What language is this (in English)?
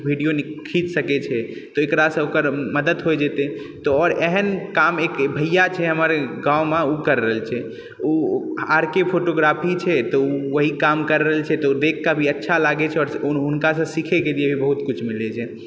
Maithili